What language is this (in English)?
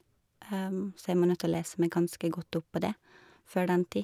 Norwegian